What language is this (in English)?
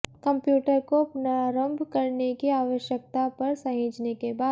Hindi